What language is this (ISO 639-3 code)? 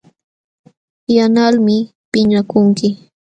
qxw